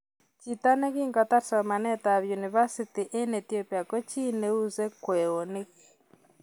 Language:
Kalenjin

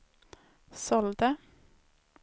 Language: Swedish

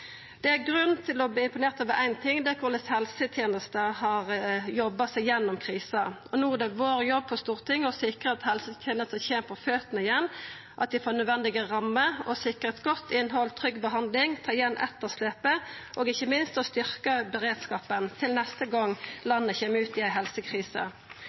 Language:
Norwegian Nynorsk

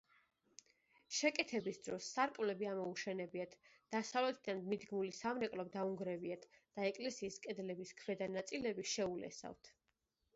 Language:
Georgian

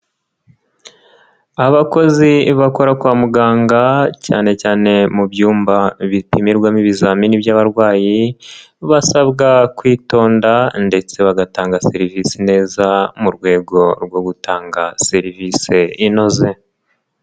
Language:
Kinyarwanda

